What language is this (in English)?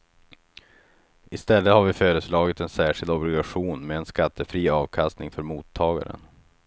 Swedish